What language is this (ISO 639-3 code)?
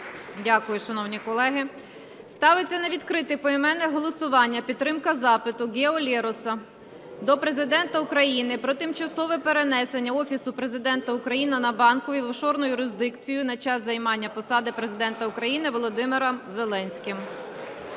ukr